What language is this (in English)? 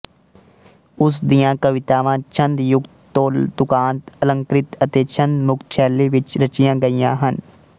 Punjabi